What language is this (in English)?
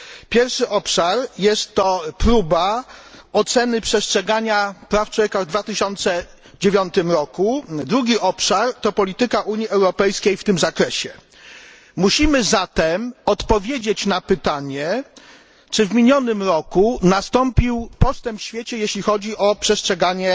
Polish